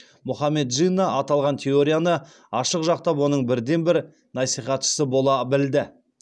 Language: Kazakh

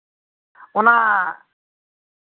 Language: Santali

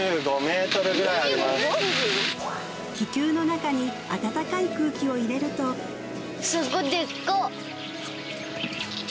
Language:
Japanese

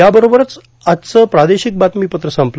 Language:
Marathi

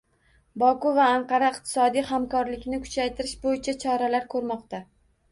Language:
Uzbek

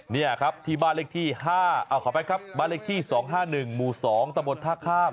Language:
Thai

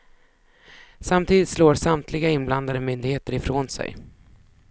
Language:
Swedish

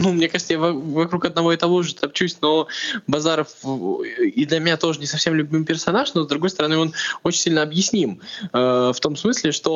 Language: Russian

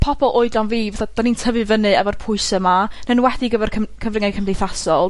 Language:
Welsh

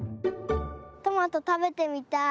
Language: Japanese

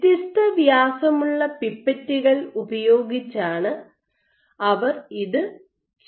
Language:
Malayalam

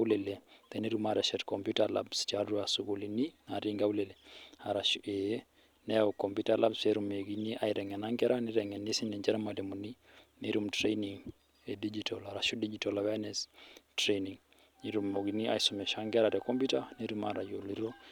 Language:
Masai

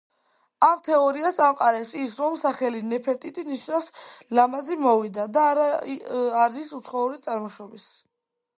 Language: Georgian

